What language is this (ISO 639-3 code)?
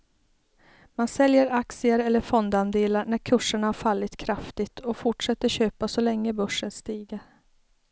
swe